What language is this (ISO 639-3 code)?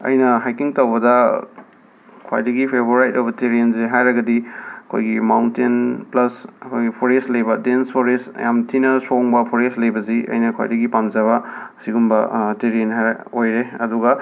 mni